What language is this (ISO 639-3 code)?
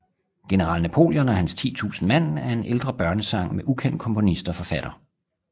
dan